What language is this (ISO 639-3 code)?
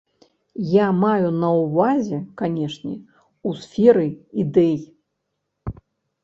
bel